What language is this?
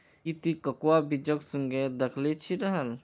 Magahi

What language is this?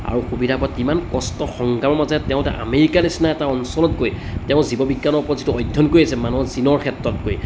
Assamese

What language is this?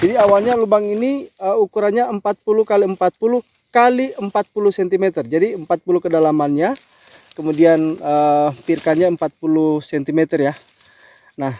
Indonesian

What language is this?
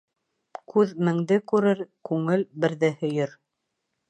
Bashkir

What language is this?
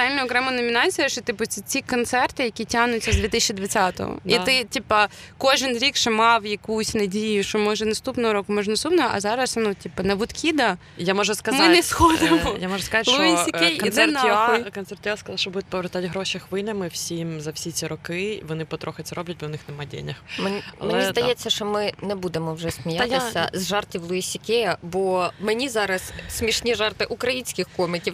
Ukrainian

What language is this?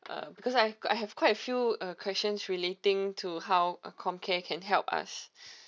English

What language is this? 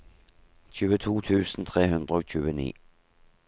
Norwegian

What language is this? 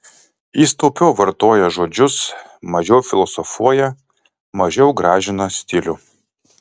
Lithuanian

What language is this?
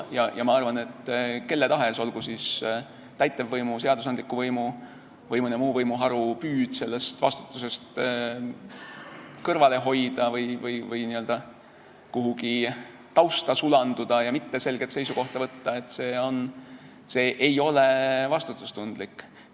Estonian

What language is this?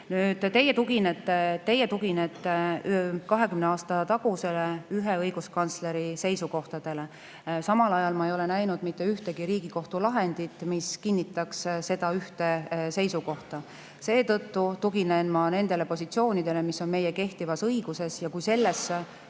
Estonian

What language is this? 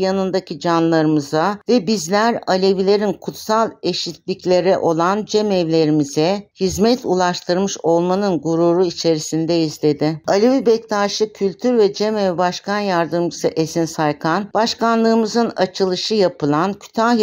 Turkish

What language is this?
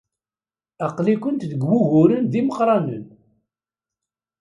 Kabyle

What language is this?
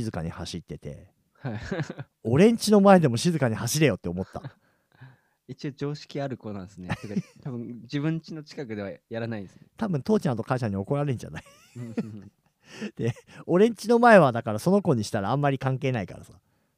Japanese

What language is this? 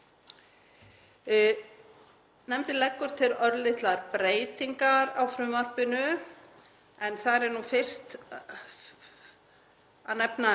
Icelandic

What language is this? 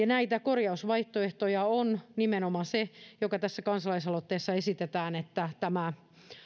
Finnish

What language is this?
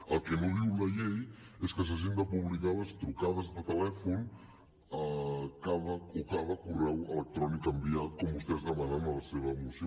Catalan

